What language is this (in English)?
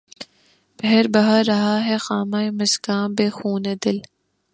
Urdu